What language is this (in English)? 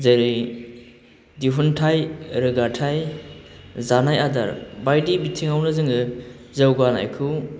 Bodo